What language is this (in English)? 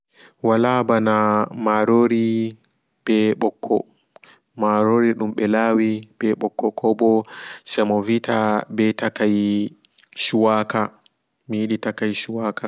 Fula